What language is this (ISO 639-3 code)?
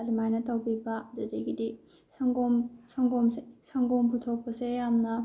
mni